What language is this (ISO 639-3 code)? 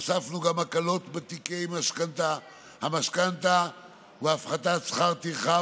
heb